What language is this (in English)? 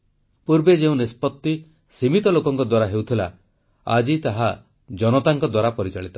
Odia